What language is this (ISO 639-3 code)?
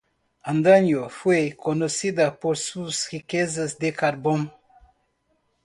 spa